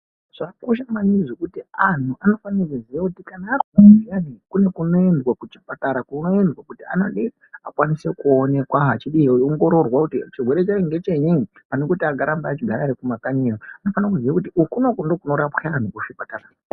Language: Ndau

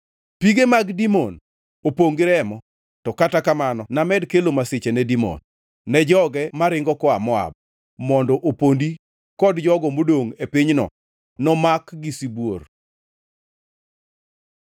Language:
Luo (Kenya and Tanzania)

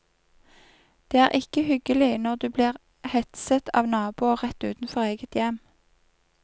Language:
Norwegian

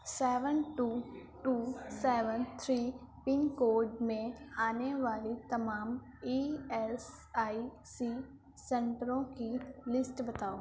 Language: Urdu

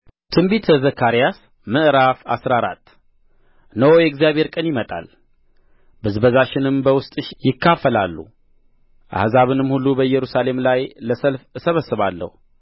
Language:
Amharic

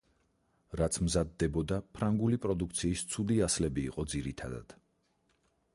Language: Georgian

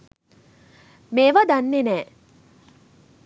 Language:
Sinhala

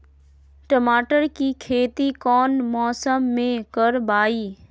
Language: Magahi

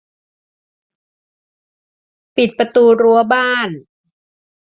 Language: Thai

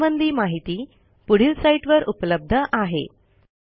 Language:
Marathi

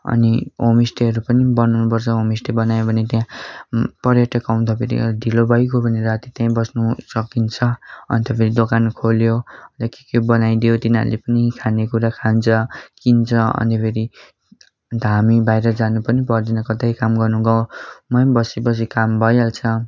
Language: Nepali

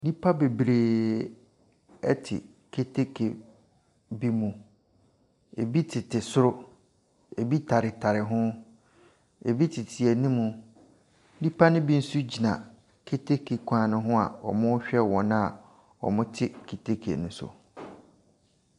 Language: Akan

